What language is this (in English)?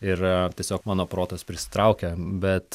Lithuanian